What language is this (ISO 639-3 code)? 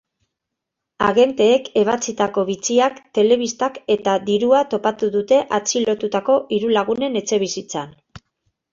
eus